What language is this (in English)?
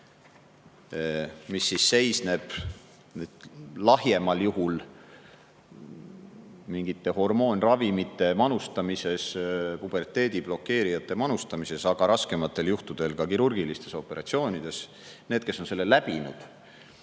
Estonian